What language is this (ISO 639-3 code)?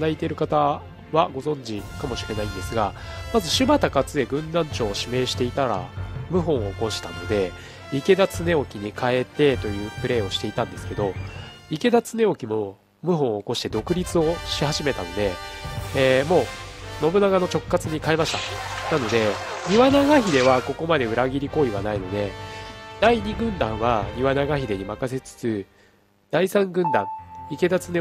jpn